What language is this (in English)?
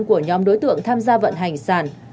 Vietnamese